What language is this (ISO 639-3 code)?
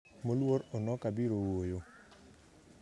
luo